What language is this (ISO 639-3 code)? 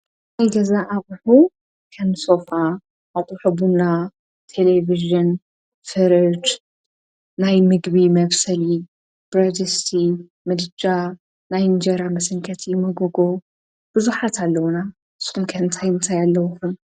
tir